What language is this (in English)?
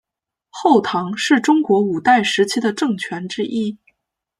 Chinese